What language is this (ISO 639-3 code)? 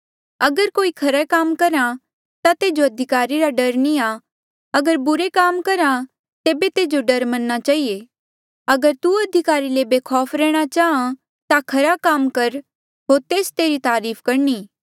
mjl